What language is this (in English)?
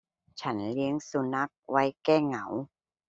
Thai